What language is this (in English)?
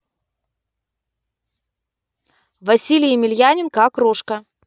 Russian